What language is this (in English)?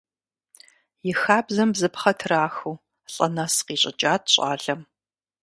Kabardian